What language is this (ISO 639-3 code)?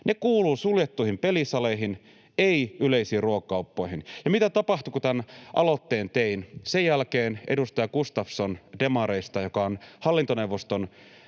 fin